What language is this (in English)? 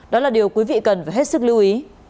Vietnamese